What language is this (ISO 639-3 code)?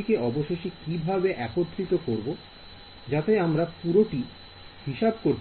ben